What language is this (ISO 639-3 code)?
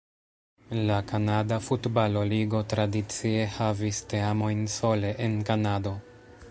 epo